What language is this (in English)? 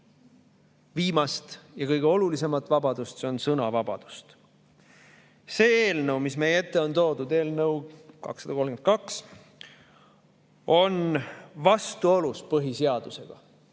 Estonian